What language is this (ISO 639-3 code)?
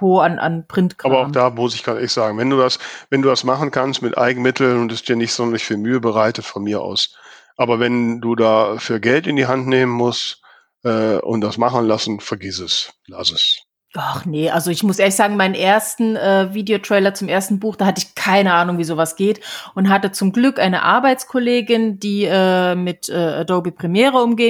deu